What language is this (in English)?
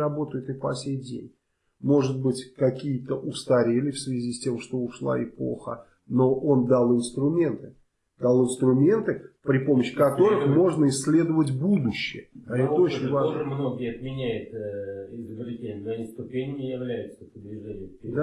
Russian